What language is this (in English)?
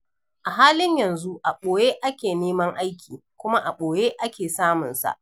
Hausa